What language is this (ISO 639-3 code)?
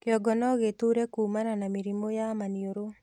kik